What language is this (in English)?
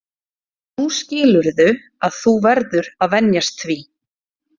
Icelandic